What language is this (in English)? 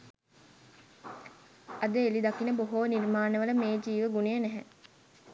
Sinhala